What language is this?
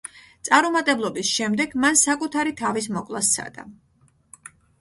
Georgian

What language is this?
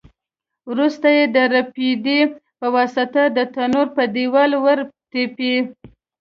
Pashto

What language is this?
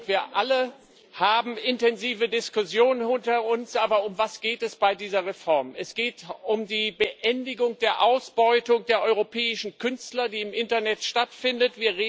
German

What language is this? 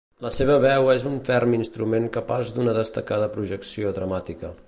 Catalan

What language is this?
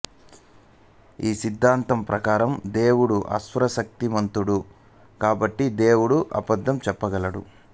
Telugu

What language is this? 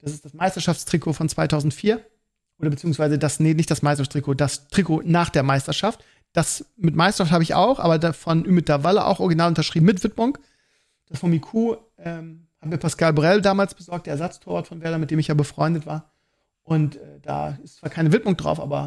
German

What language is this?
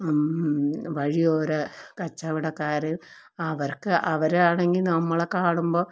Malayalam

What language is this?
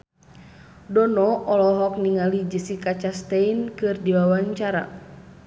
Sundanese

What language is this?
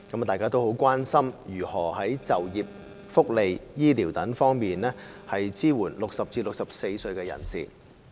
Cantonese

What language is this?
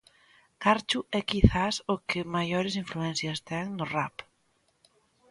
Galician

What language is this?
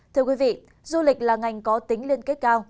Vietnamese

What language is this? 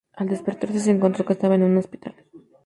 Spanish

